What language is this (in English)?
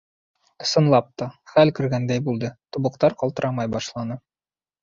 Bashkir